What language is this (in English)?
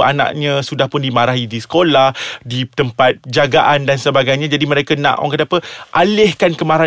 Malay